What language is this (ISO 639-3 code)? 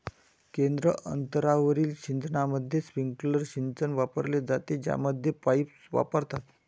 mar